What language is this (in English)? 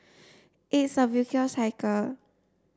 English